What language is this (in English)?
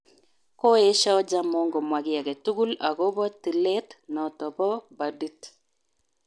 Kalenjin